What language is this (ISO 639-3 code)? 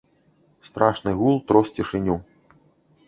bel